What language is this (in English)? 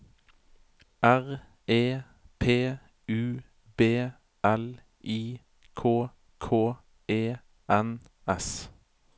Norwegian